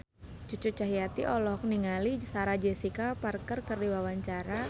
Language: Sundanese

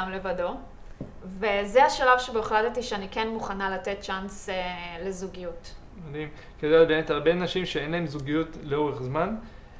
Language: Hebrew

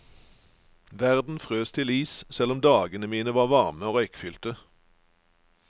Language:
Norwegian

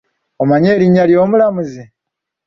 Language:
Ganda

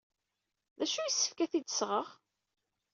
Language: Kabyle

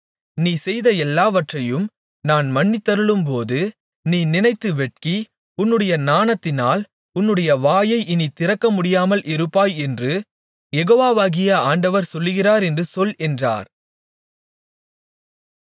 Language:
Tamil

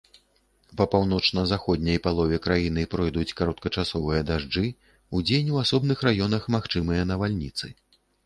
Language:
Belarusian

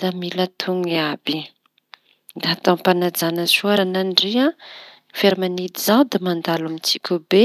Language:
Tanosy Malagasy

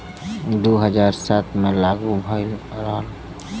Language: Bhojpuri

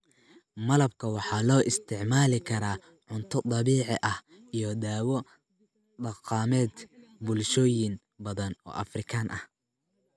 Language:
Somali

